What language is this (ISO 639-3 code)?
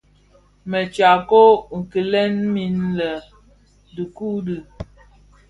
ksf